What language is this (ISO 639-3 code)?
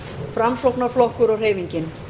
isl